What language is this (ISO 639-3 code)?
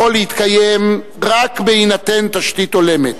heb